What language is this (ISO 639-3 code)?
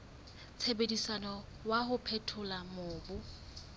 sot